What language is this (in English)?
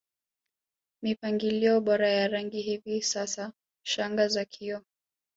Swahili